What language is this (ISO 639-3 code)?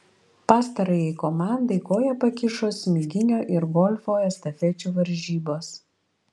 lit